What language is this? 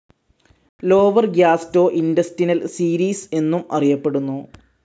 Malayalam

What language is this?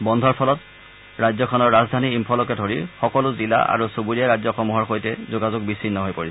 Assamese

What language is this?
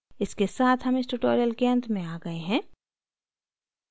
Hindi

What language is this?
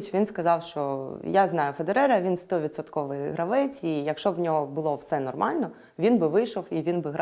Ukrainian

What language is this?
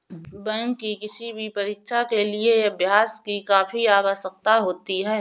Hindi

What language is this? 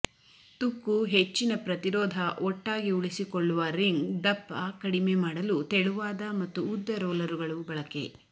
Kannada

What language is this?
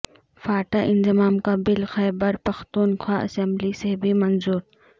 Urdu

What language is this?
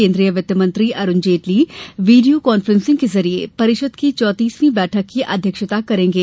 Hindi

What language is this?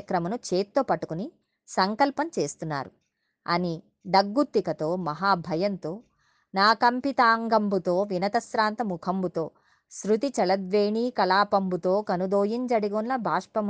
Telugu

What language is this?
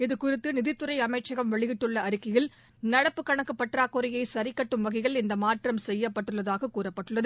Tamil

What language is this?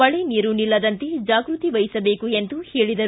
Kannada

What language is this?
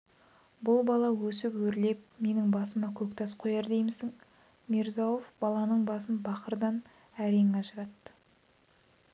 Kazakh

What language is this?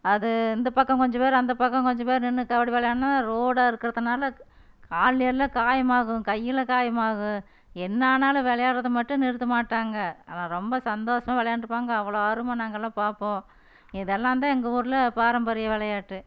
Tamil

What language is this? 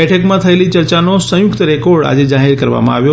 Gujarati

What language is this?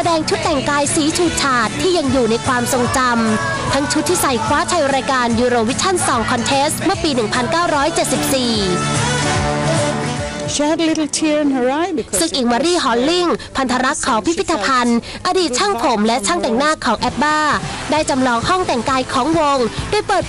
Thai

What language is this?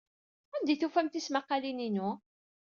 Kabyle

